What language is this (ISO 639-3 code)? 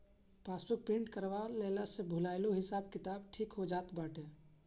bho